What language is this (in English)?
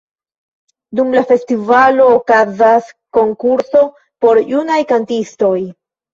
Esperanto